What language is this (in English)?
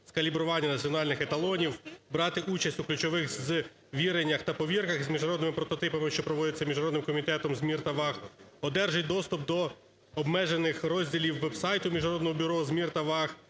Ukrainian